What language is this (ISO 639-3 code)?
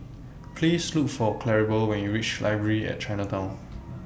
eng